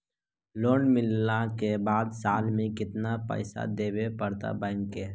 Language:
Magahi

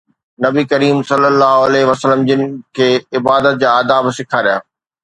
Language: Sindhi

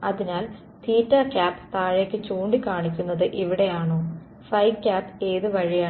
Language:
Malayalam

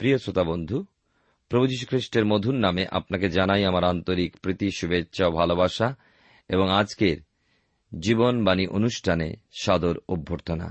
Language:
Bangla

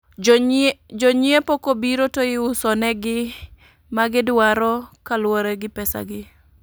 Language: Luo (Kenya and Tanzania)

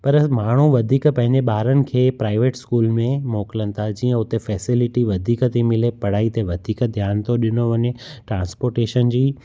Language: Sindhi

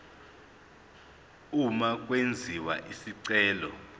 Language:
Zulu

